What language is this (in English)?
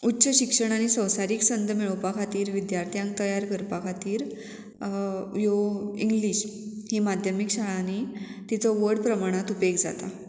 Konkani